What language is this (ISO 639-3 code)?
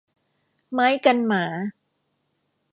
tha